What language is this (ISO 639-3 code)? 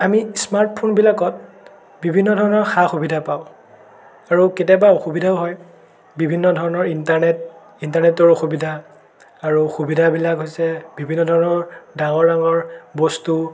asm